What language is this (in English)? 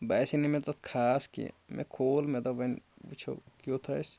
Kashmiri